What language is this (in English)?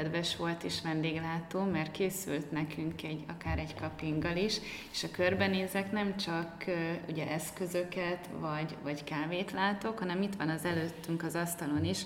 Hungarian